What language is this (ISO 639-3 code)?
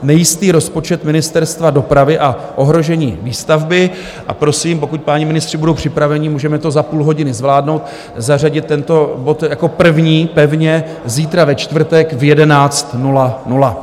ces